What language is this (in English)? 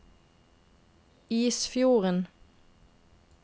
Norwegian